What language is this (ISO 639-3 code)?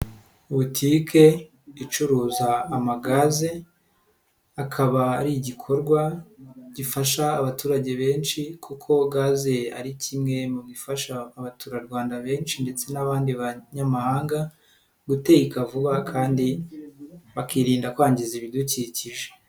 kin